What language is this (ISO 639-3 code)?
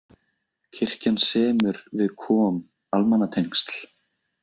isl